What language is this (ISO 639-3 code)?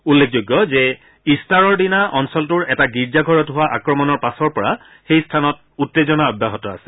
asm